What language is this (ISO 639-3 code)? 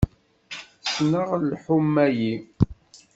kab